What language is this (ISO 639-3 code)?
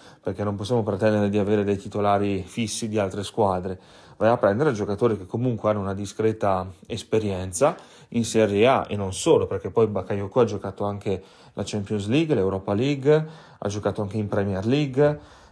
ita